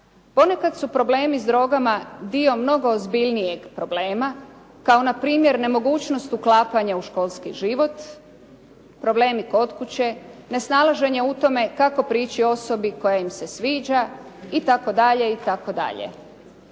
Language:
Croatian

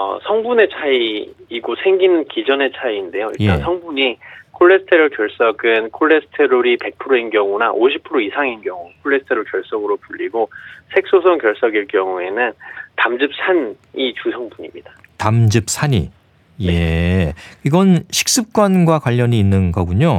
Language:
Korean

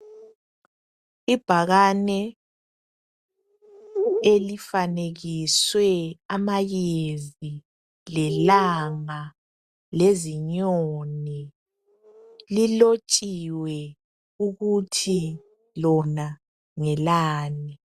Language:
North Ndebele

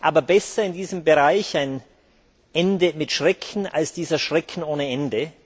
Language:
German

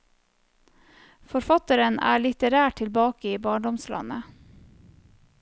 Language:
Norwegian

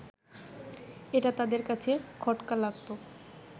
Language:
Bangla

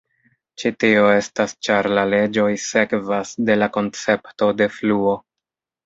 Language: Esperanto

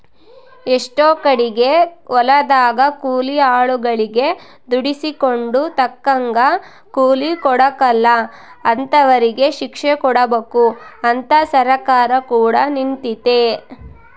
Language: Kannada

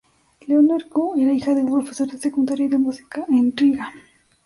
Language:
Spanish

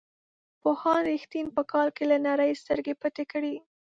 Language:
Pashto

